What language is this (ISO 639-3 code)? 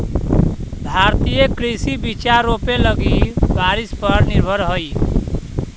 mag